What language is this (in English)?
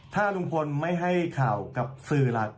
Thai